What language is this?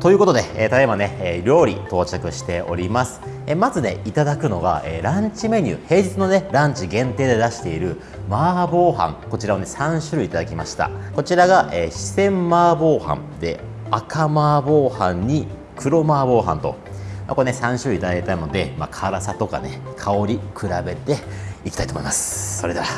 Japanese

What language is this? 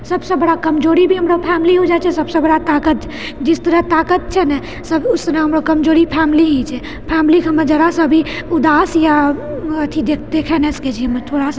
Maithili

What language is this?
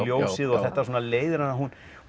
Icelandic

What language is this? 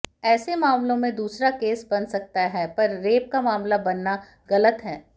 Hindi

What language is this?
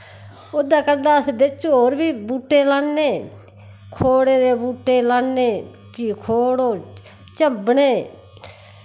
Dogri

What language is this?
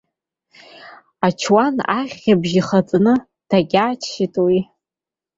Abkhazian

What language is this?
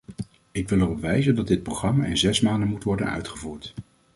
Dutch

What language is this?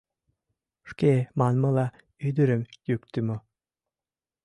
Mari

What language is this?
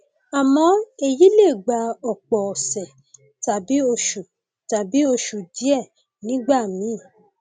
Yoruba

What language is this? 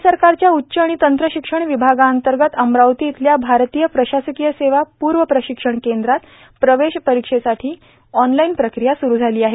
Marathi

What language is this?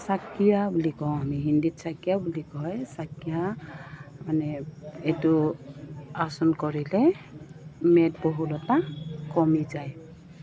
Assamese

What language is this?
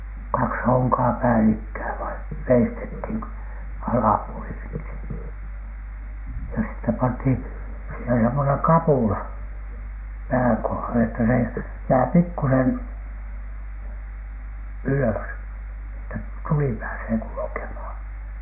Finnish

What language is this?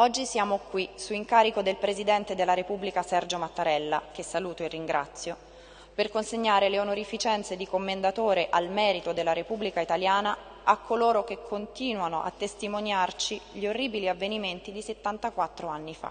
Italian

